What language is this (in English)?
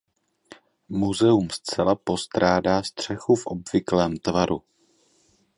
Czech